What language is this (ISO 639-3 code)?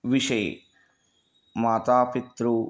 san